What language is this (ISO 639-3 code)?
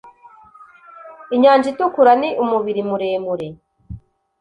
kin